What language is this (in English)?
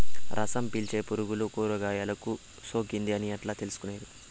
Telugu